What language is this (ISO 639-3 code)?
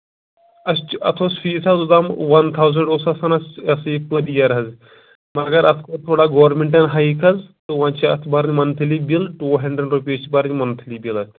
kas